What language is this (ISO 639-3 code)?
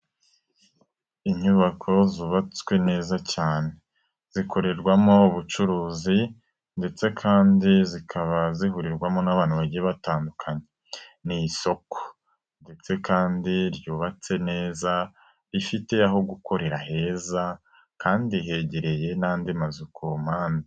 kin